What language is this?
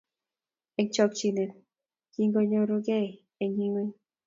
Kalenjin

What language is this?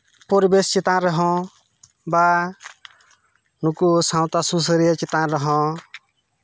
Santali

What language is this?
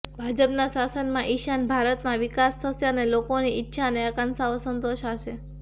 Gujarati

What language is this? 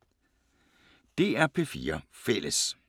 Danish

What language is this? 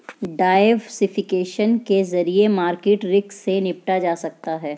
Hindi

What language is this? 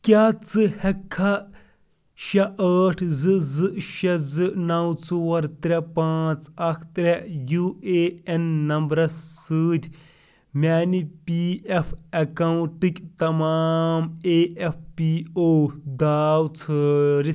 Kashmiri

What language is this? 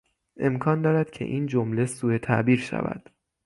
Persian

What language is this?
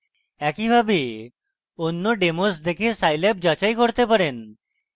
Bangla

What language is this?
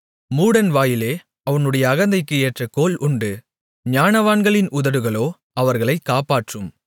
Tamil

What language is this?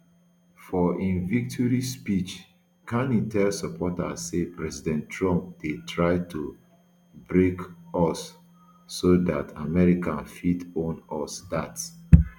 Nigerian Pidgin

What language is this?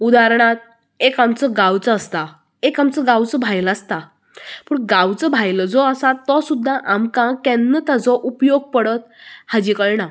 Konkani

